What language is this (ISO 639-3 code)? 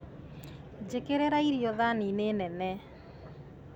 kik